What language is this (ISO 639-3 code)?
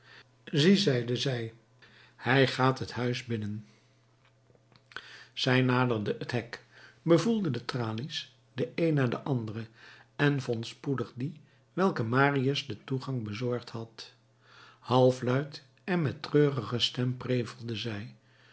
nld